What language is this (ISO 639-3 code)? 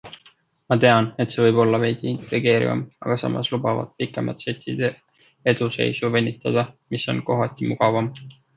est